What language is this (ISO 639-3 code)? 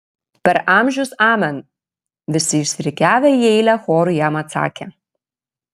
lit